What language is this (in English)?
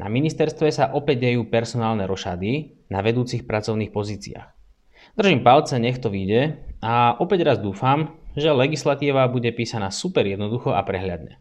Slovak